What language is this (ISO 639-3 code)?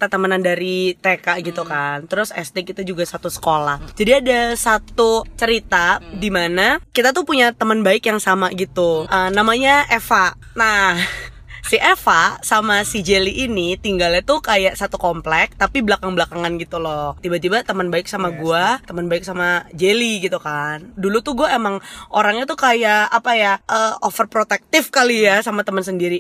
ind